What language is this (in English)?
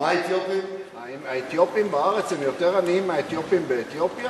Hebrew